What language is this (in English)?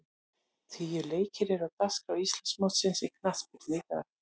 Icelandic